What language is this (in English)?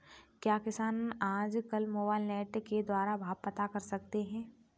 Hindi